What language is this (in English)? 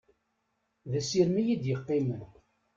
Kabyle